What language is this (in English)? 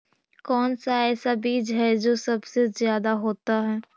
Magahi